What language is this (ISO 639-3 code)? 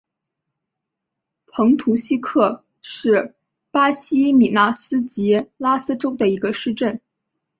zho